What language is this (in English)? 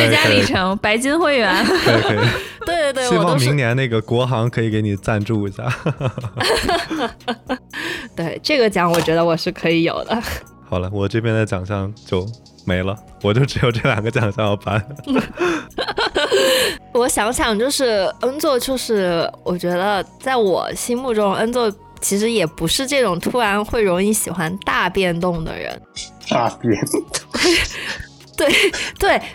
Chinese